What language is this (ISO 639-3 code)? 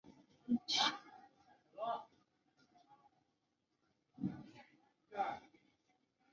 zho